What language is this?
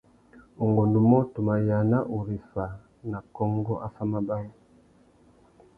Tuki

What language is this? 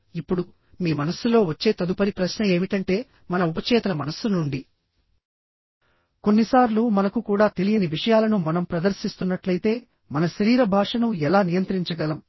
Telugu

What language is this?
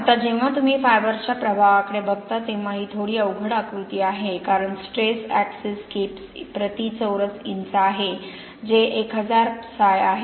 Marathi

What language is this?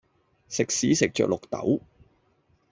Cantonese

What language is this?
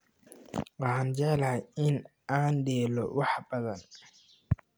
Somali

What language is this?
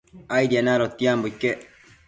Matsés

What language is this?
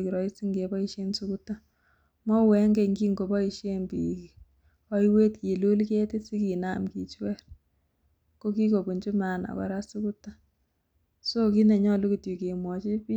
Kalenjin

